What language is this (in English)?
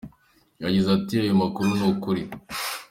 Kinyarwanda